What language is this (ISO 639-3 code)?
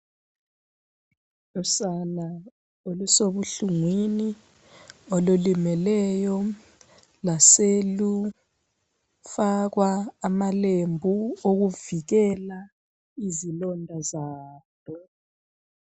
nde